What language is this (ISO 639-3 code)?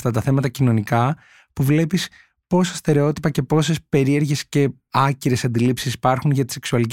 ell